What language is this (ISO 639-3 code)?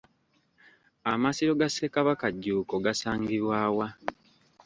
lug